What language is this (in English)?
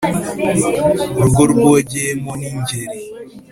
Kinyarwanda